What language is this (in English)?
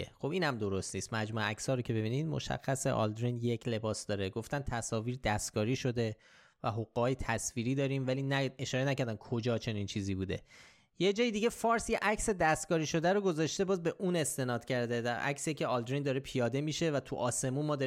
Persian